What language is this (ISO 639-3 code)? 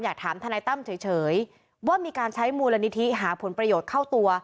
tha